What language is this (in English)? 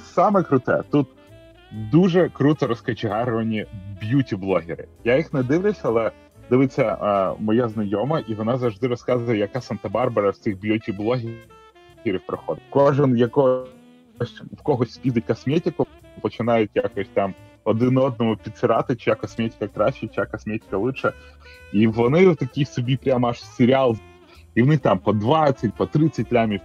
Ukrainian